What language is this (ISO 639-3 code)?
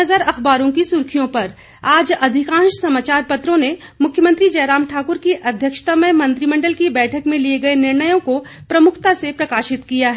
hin